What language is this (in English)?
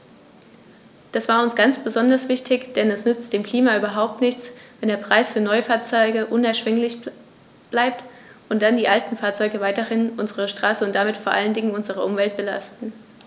German